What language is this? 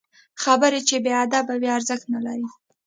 Pashto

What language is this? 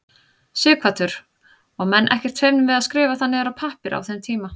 Icelandic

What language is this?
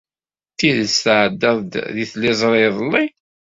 Kabyle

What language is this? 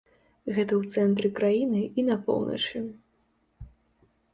Belarusian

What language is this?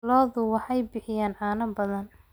Somali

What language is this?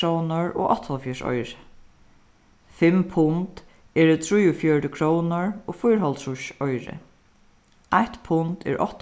Faroese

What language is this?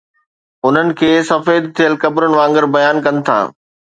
Sindhi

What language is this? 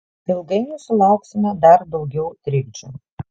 Lithuanian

